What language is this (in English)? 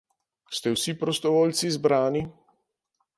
Slovenian